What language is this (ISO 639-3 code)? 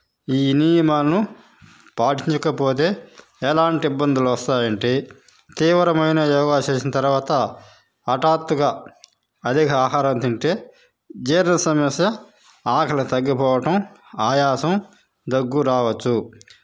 tel